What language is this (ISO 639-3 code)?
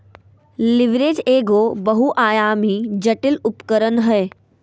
mag